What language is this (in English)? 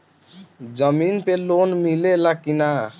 Bhojpuri